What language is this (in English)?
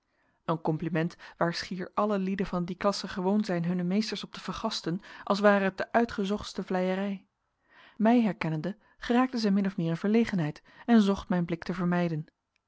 Dutch